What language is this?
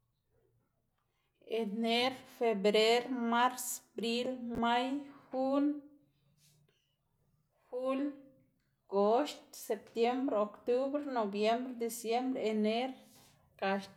Xanaguía Zapotec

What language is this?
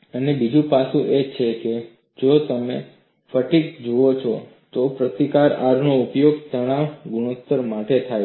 Gujarati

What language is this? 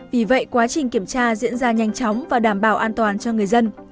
Vietnamese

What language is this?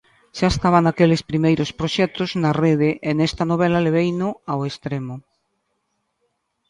Galician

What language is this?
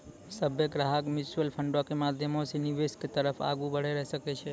Maithili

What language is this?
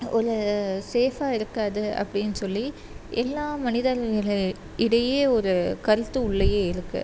Tamil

